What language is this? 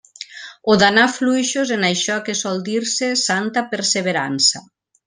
Catalan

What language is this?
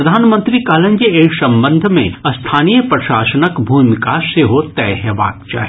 Maithili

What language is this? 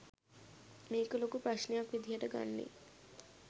Sinhala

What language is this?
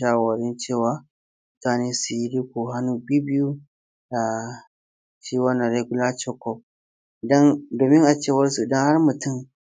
Hausa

